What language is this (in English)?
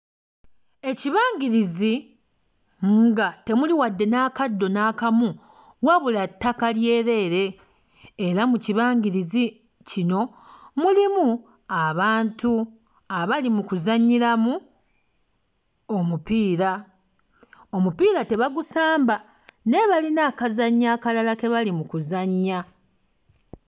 Ganda